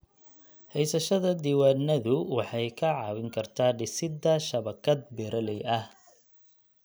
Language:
Somali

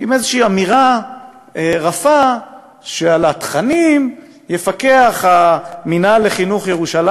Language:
Hebrew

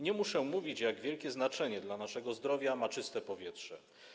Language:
Polish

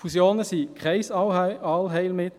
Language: Swiss German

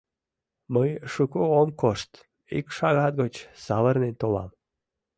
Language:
Mari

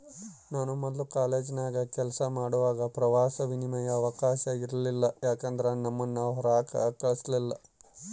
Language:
Kannada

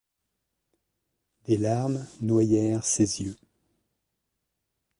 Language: French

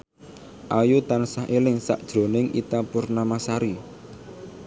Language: Javanese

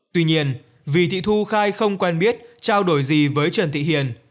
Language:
Vietnamese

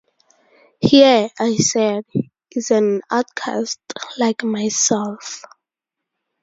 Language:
English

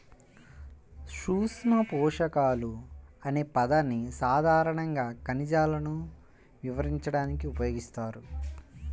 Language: Telugu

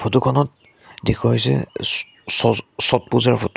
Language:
Assamese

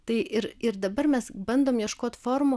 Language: Lithuanian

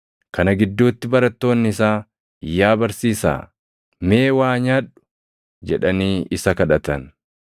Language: Oromo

